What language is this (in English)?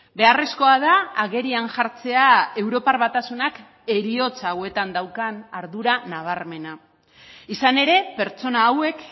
Basque